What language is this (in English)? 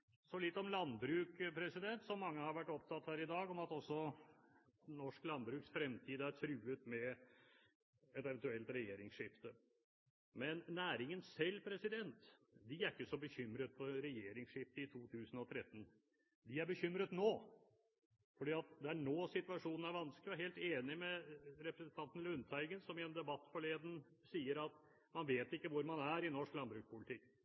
Norwegian Bokmål